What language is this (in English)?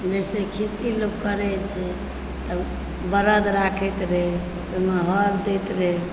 Maithili